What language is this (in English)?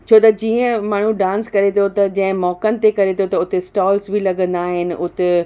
Sindhi